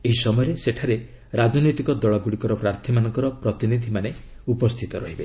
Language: Odia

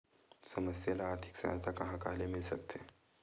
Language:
Chhattisgarhi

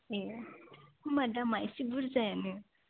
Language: Bodo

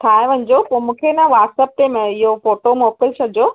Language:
Sindhi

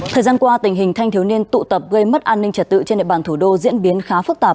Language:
Vietnamese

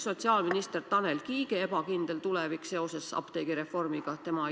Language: Estonian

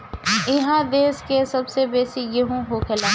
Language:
Bhojpuri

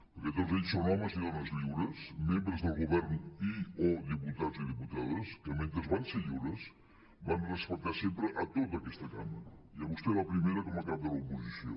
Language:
Catalan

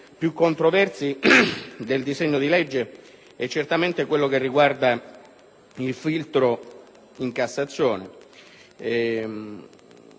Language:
Italian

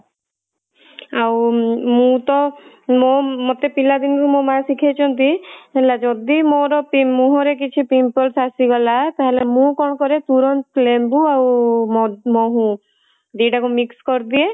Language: Odia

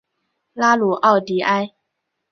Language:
Chinese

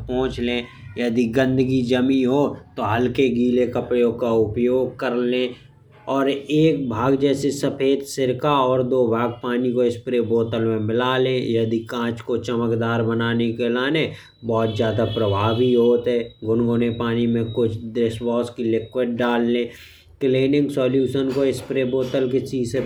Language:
Bundeli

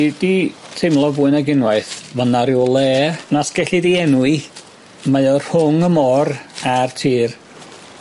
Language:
Welsh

